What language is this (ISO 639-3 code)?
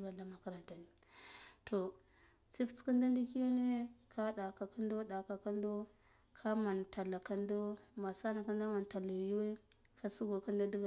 gdf